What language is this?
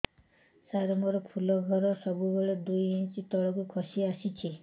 Odia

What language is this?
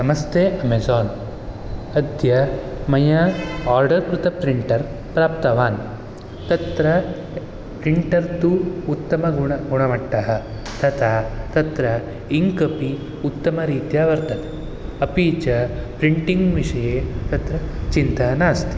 Sanskrit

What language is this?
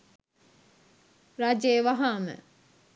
Sinhala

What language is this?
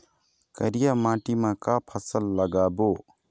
Chhattisgarhi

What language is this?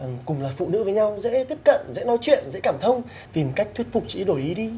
Vietnamese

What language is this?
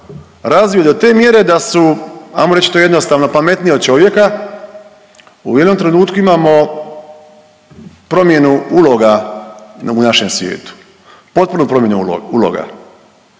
Croatian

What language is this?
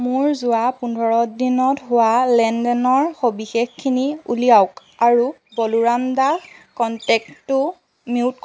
Assamese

